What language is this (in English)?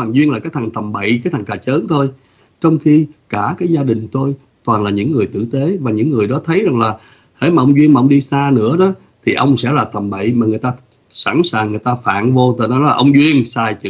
Vietnamese